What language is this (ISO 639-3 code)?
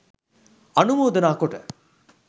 sin